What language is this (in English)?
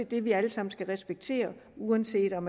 Danish